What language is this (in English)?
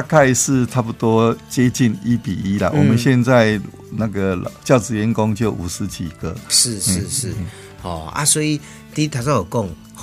Chinese